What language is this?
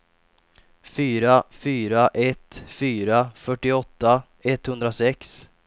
Swedish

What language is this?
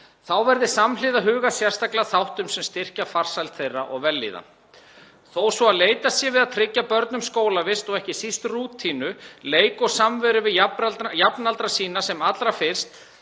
Icelandic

